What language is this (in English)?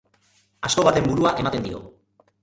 Basque